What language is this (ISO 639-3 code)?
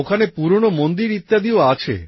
ben